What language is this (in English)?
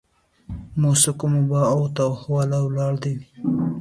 Pashto